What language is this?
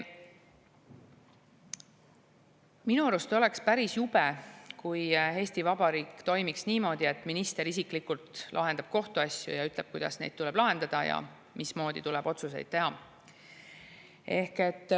Estonian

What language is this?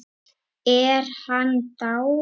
Icelandic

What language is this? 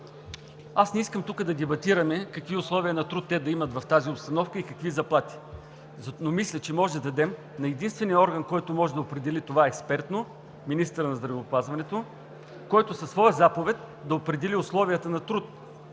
Bulgarian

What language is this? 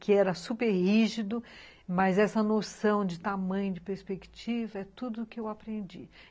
Portuguese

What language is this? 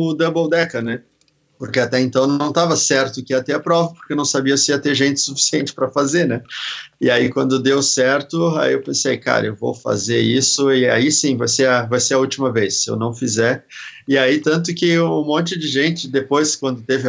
Portuguese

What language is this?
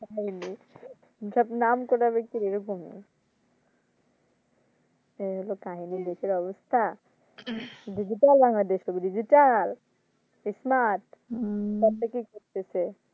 Bangla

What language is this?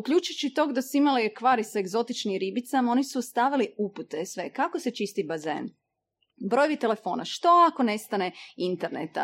Croatian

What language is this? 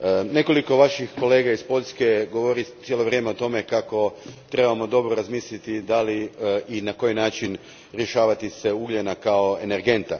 Croatian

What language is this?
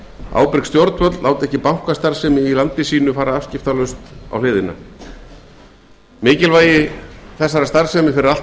Icelandic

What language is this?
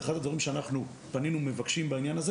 Hebrew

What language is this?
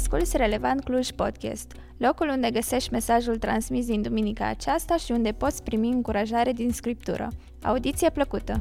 Romanian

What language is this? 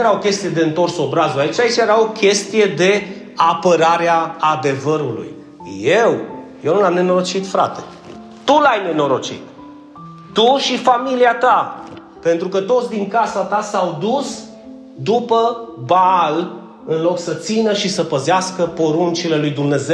Romanian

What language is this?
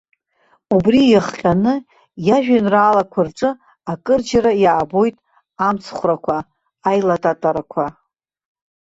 Abkhazian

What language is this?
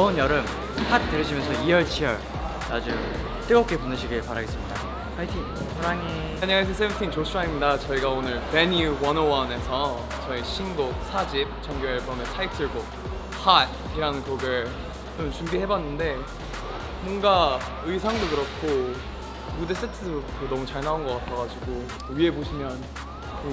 Korean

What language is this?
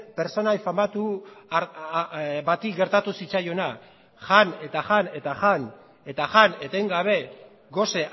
Basque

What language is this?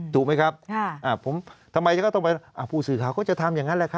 Thai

